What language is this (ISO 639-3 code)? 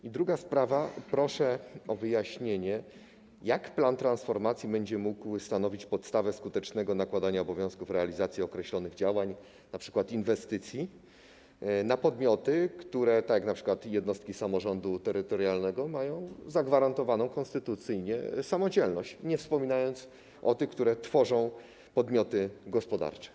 pol